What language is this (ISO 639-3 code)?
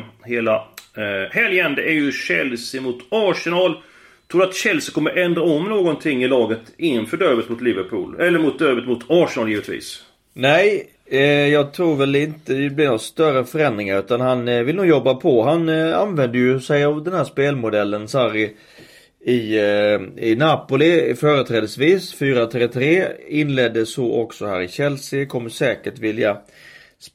swe